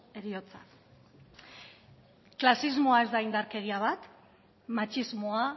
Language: Basque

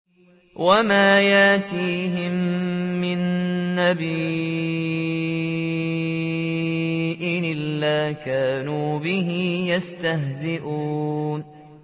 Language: Arabic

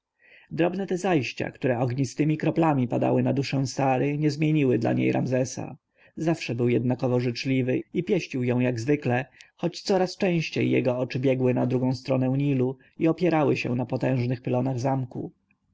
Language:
Polish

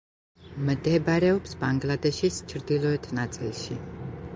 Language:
Georgian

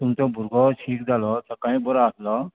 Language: Konkani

